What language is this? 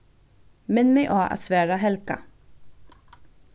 Faroese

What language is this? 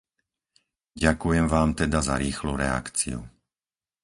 Slovak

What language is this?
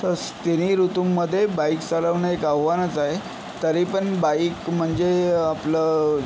Marathi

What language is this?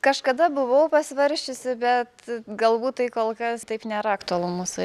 Lithuanian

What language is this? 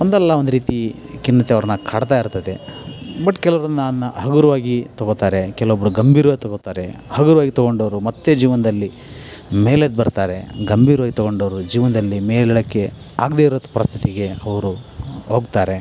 Kannada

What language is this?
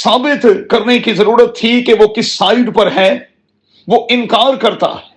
Urdu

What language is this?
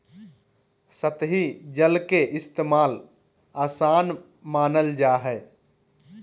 Magahi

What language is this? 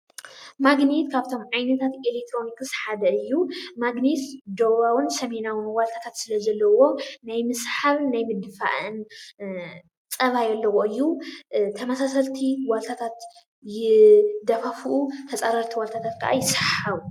Tigrinya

